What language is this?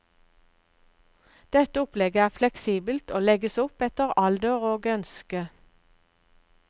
Norwegian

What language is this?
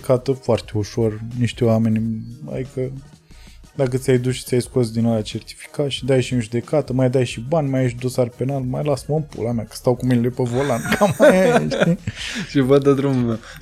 Romanian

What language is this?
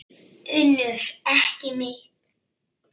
Icelandic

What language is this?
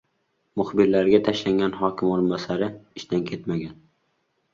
Uzbek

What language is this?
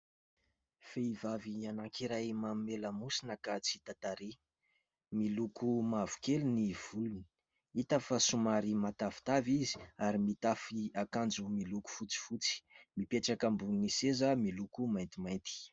Malagasy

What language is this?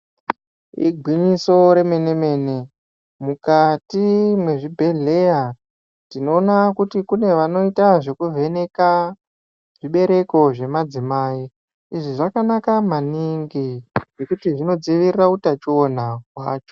Ndau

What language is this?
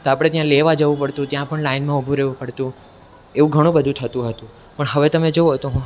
Gujarati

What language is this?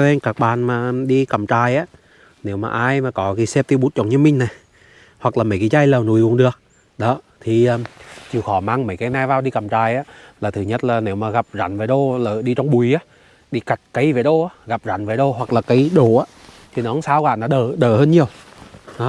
Vietnamese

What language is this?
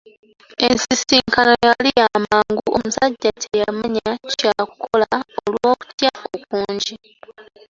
Ganda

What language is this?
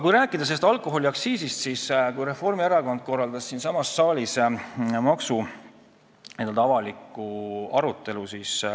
Estonian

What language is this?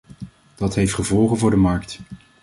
Dutch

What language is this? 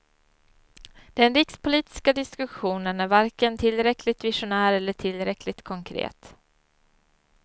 Swedish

